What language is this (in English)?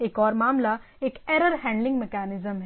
Hindi